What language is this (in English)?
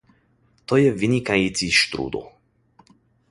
Czech